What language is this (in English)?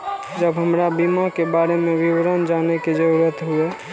Maithili